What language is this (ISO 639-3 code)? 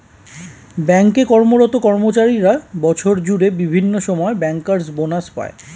ben